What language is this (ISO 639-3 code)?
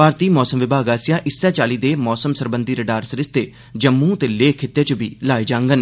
doi